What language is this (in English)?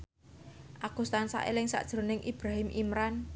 Javanese